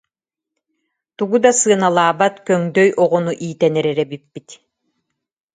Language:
Yakut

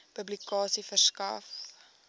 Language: Afrikaans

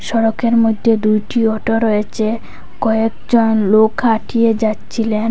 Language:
Bangla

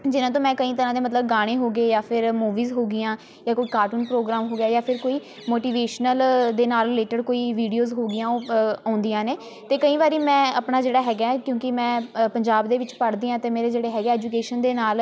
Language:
Punjabi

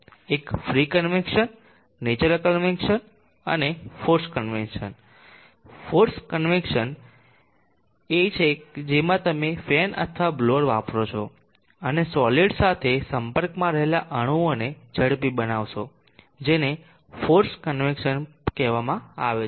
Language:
Gujarati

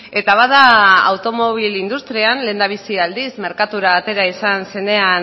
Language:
Basque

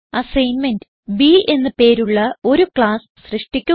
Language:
Malayalam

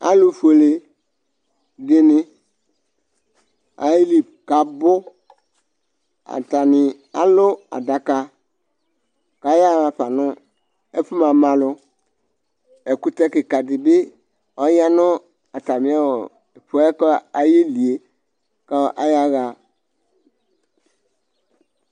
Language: Ikposo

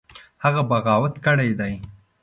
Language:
Pashto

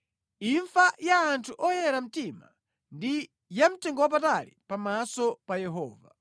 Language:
Nyanja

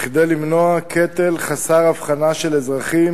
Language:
Hebrew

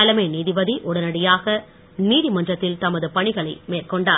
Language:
Tamil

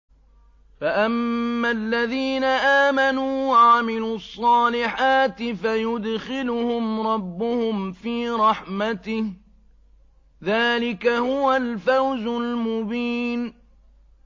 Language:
Arabic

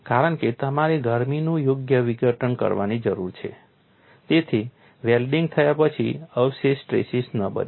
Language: Gujarati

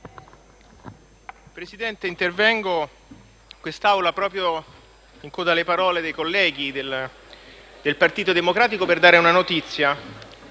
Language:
Italian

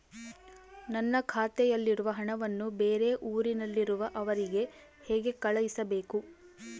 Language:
Kannada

